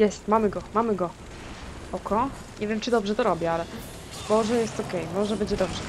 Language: Polish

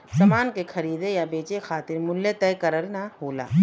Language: Bhojpuri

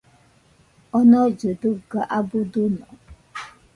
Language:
Nüpode Huitoto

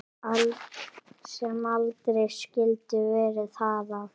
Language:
Icelandic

